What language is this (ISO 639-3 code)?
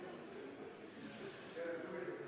est